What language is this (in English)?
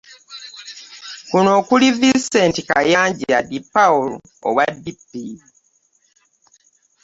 Ganda